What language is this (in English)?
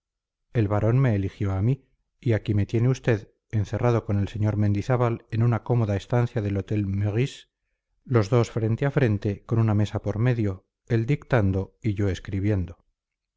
Spanish